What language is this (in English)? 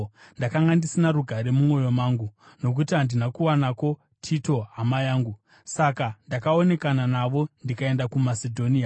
Shona